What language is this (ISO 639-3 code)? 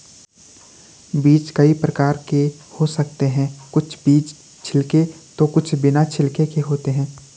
hin